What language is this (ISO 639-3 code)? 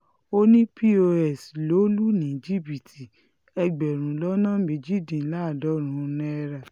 yor